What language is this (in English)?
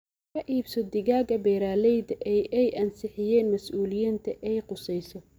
Somali